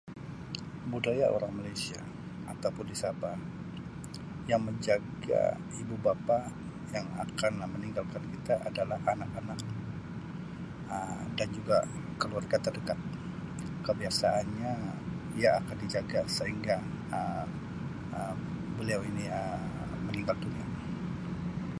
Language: Sabah Malay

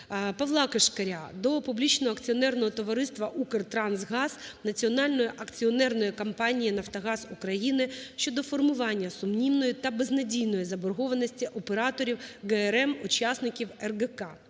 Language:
Ukrainian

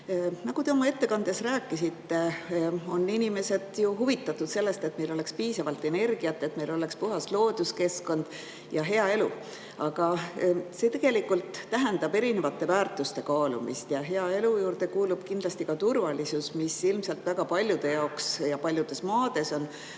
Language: Estonian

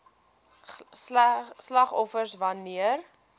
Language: Afrikaans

